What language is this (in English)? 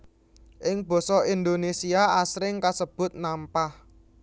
Javanese